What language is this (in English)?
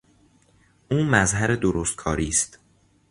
Persian